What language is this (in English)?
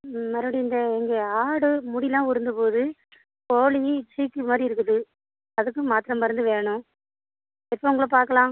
Tamil